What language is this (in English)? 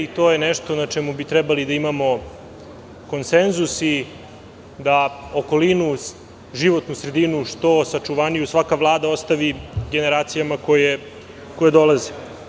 Serbian